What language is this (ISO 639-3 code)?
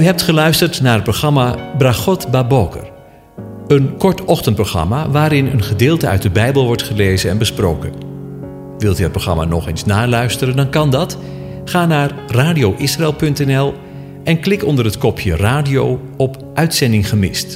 nld